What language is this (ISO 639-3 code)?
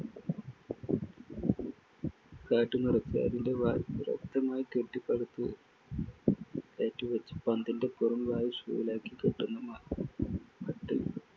mal